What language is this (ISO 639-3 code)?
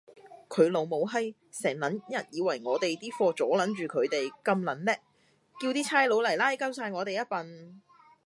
yue